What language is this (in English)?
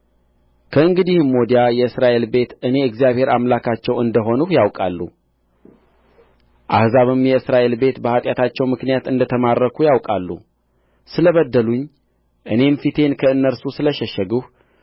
Amharic